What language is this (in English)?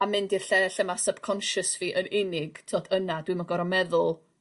Welsh